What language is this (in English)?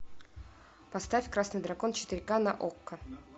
Russian